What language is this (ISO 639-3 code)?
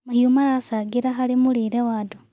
kik